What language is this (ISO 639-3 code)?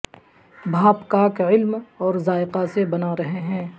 urd